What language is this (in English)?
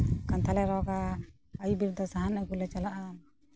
Santali